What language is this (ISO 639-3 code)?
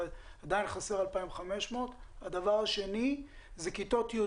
heb